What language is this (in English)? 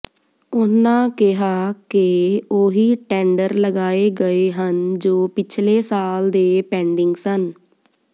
Punjabi